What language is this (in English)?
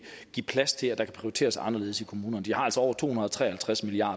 Danish